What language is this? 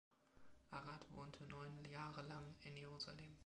German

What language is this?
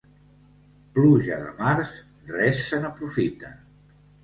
Catalan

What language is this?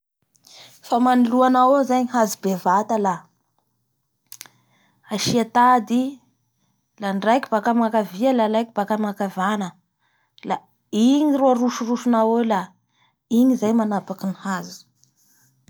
Bara Malagasy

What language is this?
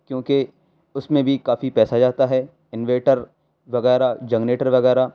Urdu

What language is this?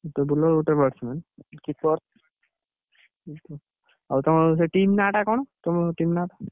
Odia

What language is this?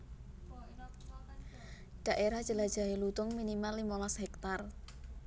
Javanese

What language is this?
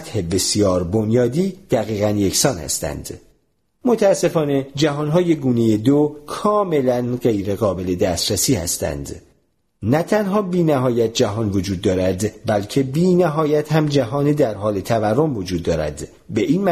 Persian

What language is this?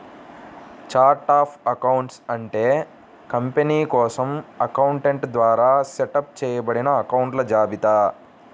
Telugu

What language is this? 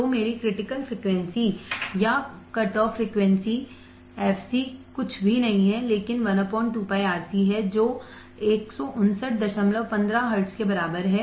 Hindi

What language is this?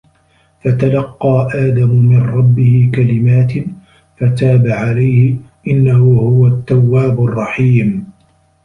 Arabic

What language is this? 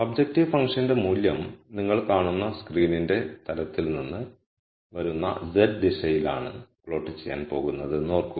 Malayalam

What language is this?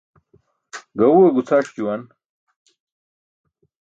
Burushaski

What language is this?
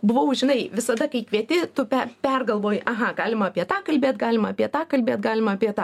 Lithuanian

